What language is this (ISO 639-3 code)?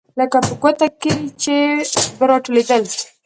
pus